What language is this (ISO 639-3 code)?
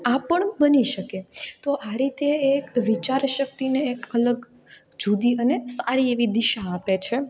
guj